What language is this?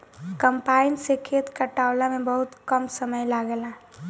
Bhojpuri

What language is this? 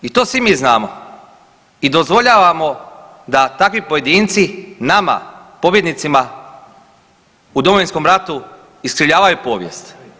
Croatian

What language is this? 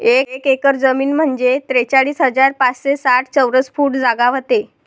Marathi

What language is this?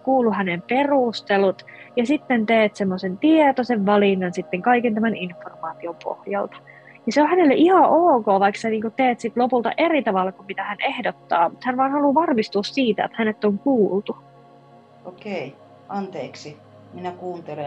Finnish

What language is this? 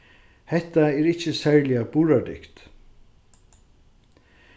Faroese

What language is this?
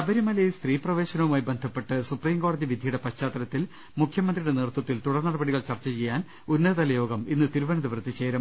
Malayalam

